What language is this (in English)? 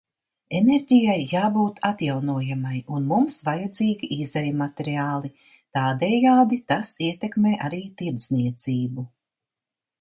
Latvian